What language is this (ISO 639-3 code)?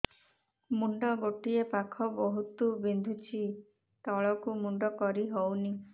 ori